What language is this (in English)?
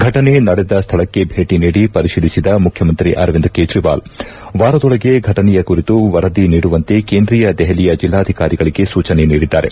Kannada